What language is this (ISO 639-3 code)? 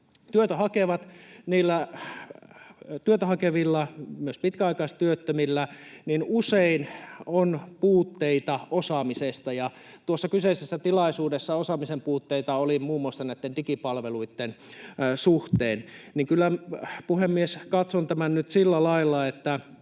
fin